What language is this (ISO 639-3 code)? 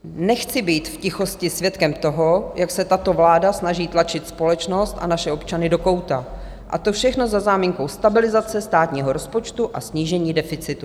ces